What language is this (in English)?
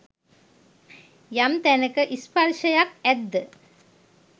Sinhala